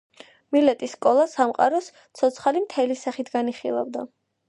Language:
Georgian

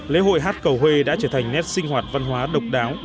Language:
Vietnamese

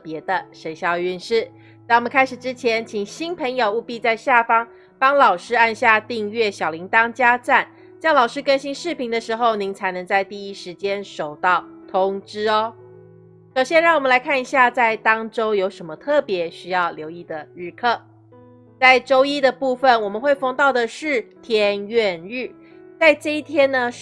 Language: Chinese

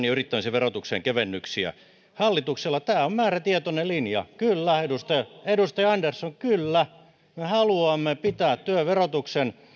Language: Finnish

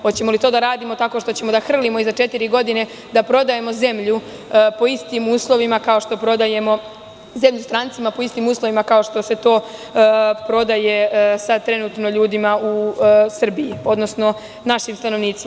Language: Serbian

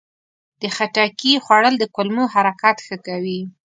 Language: Pashto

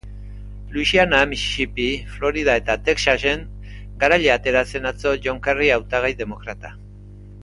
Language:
Basque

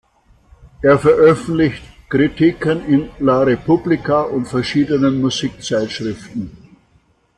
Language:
German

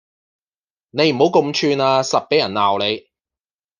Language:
Cantonese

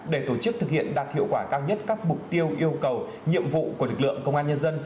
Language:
Vietnamese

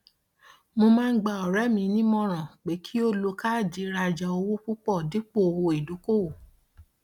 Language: Yoruba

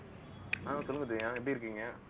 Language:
Tamil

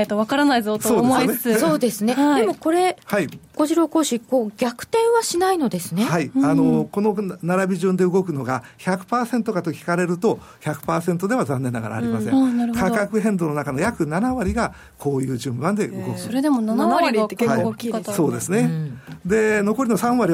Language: Japanese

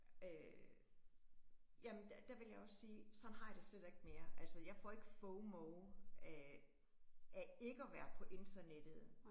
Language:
Danish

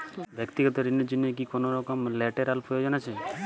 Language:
Bangla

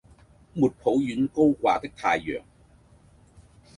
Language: Cantonese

